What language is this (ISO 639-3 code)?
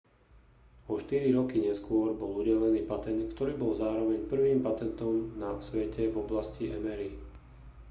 slk